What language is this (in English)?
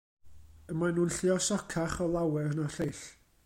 Welsh